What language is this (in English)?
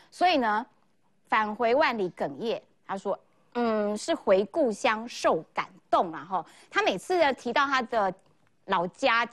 Chinese